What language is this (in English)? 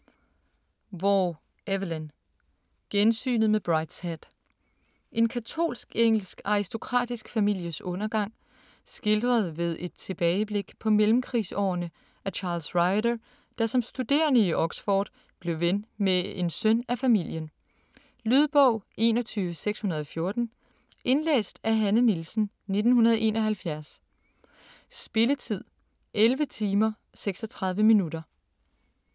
Danish